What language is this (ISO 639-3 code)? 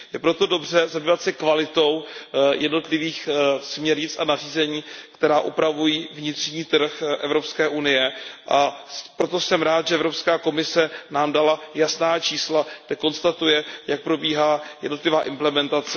ces